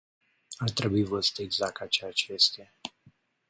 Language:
Romanian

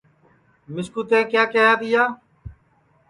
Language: Sansi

